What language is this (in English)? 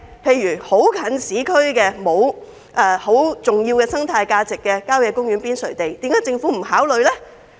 Cantonese